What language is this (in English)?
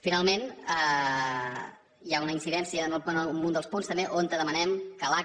Catalan